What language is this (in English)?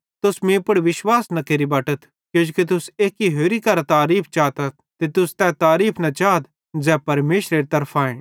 Bhadrawahi